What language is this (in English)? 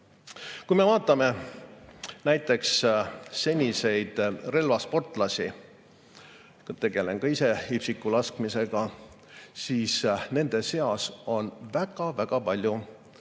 Estonian